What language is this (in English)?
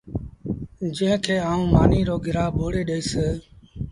Sindhi Bhil